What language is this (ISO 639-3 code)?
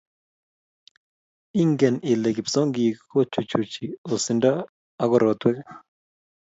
kln